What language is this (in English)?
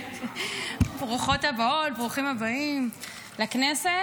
Hebrew